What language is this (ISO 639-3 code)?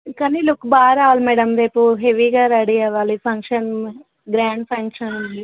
tel